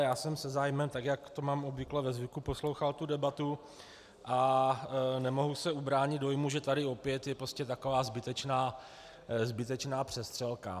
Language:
Czech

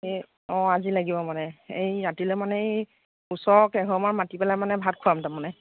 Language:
Assamese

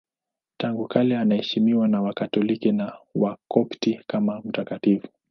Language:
Swahili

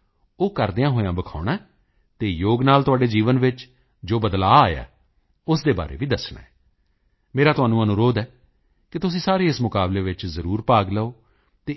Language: Punjabi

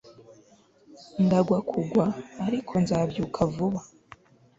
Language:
Kinyarwanda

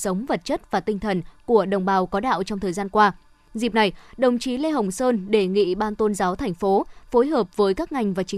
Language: Vietnamese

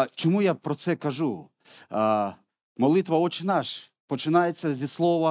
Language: Ukrainian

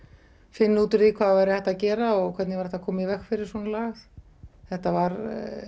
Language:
Icelandic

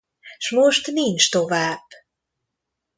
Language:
Hungarian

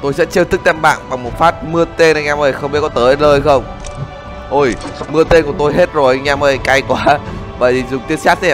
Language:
Vietnamese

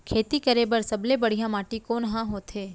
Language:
Chhattisgarhi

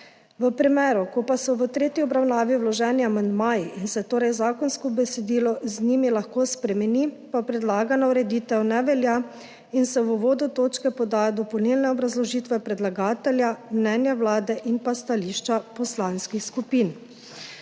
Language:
Slovenian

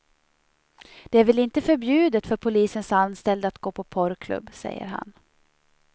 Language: Swedish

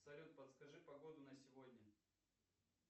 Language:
Russian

